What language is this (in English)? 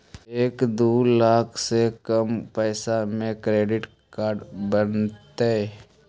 Magahi